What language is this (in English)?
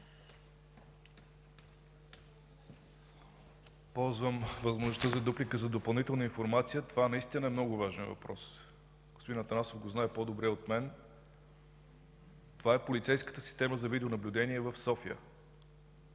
Bulgarian